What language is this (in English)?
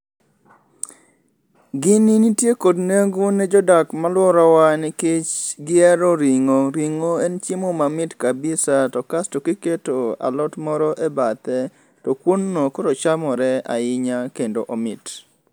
Luo (Kenya and Tanzania)